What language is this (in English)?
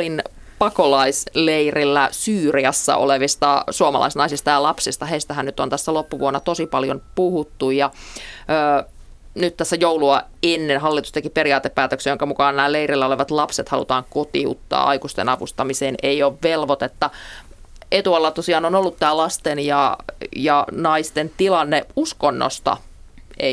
Finnish